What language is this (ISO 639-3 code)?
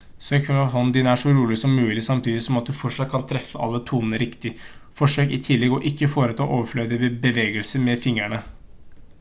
nob